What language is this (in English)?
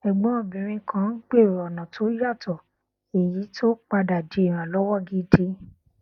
Yoruba